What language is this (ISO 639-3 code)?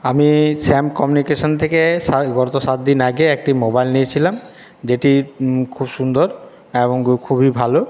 ben